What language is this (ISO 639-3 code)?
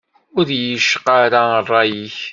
kab